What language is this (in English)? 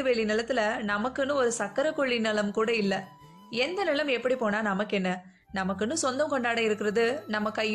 Tamil